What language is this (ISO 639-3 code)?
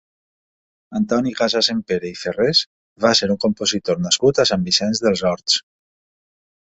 cat